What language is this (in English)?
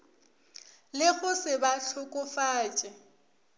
Northern Sotho